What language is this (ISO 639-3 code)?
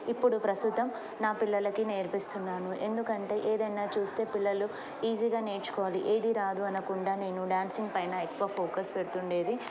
tel